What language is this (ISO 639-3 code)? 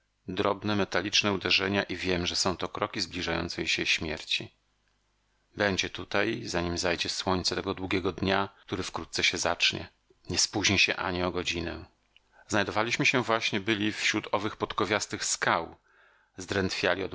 pol